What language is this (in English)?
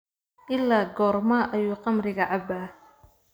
Somali